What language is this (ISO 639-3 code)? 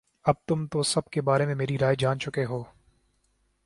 urd